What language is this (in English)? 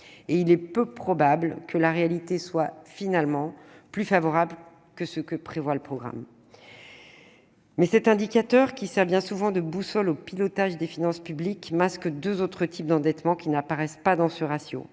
French